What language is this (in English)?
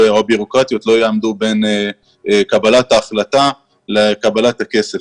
Hebrew